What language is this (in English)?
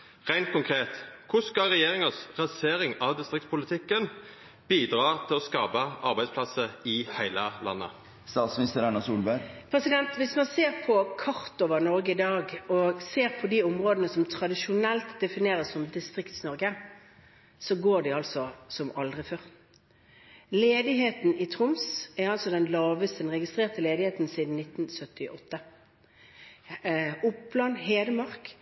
Norwegian